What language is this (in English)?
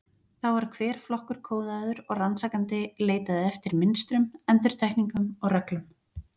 Icelandic